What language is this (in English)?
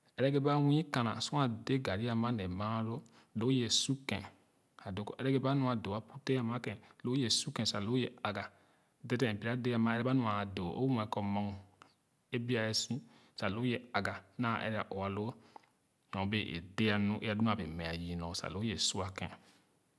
Khana